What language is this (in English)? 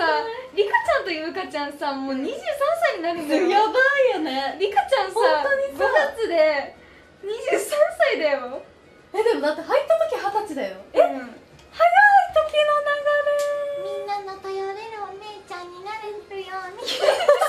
Japanese